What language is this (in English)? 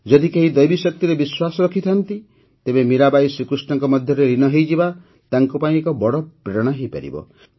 Odia